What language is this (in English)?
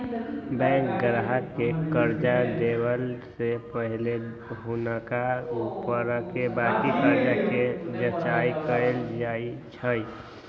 Magahi